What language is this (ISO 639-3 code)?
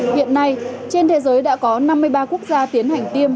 vie